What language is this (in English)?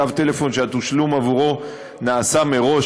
Hebrew